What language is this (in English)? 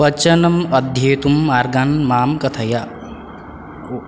Sanskrit